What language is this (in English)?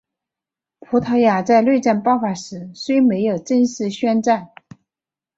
Chinese